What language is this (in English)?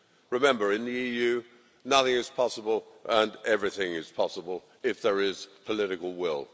English